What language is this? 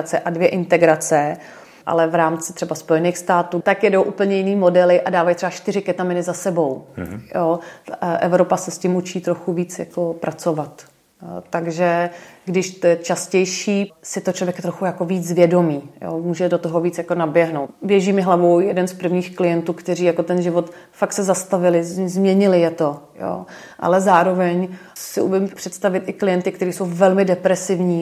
Czech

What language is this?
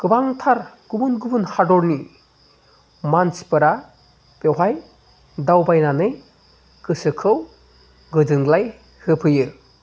Bodo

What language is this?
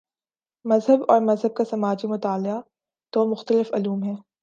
Urdu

